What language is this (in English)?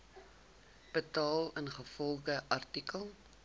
Afrikaans